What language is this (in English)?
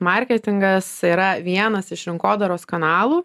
Lithuanian